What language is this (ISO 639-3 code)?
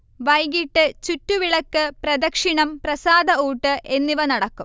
mal